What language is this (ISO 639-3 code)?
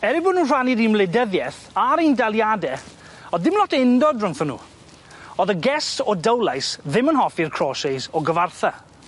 cym